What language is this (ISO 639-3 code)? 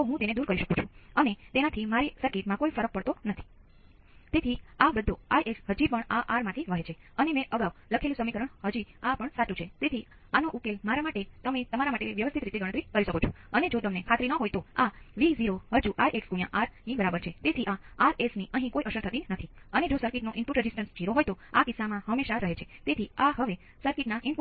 guj